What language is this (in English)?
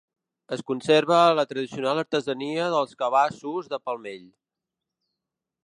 Catalan